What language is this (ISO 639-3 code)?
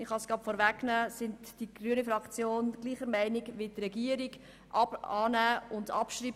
gsw